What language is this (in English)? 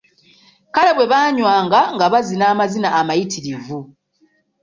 Ganda